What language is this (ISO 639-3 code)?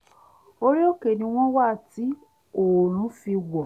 yor